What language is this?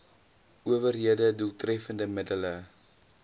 Afrikaans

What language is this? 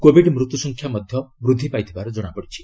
Odia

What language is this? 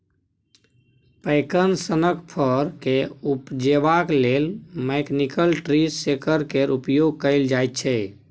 Maithili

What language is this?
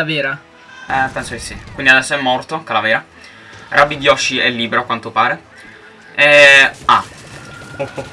Italian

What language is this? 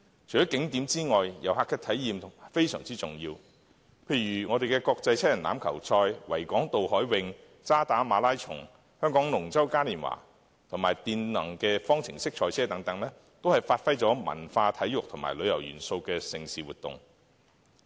Cantonese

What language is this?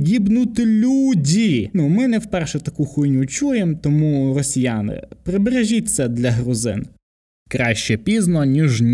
Ukrainian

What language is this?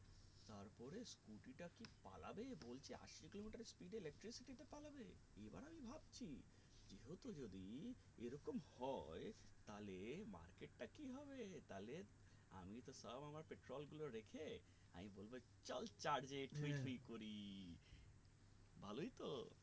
Bangla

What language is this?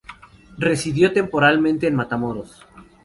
Spanish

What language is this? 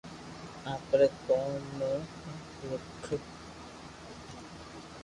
Loarki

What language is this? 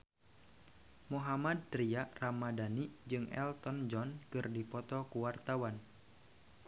Sundanese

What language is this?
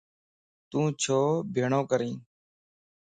Lasi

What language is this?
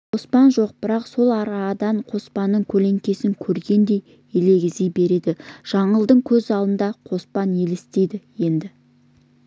Kazakh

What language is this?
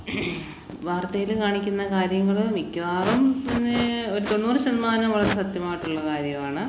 Malayalam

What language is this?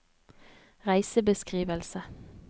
Norwegian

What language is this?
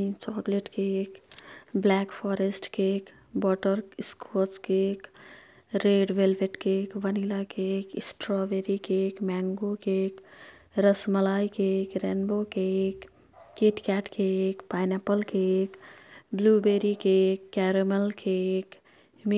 Kathoriya Tharu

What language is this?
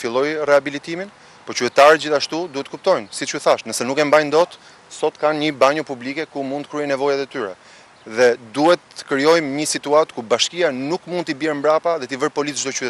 Romanian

